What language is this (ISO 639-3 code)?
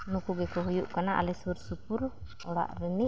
sat